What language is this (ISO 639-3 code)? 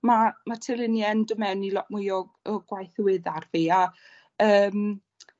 cym